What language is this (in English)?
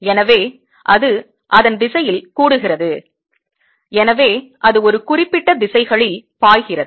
Tamil